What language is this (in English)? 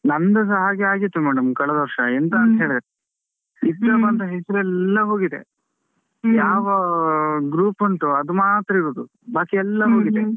Kannada